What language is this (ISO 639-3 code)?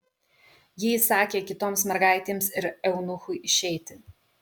lit